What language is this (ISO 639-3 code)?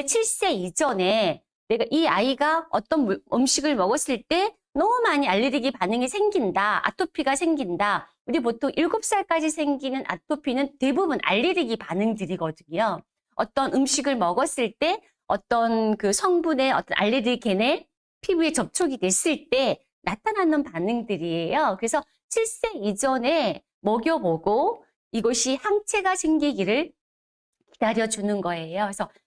kor